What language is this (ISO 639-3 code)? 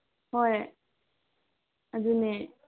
mni